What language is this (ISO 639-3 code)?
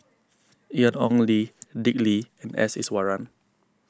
eng